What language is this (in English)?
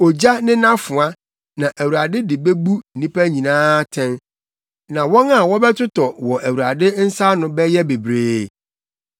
Akan